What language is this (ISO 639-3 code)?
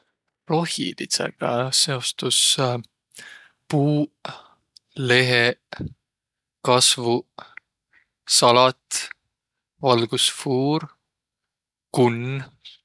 vro